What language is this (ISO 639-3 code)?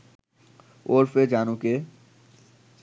ben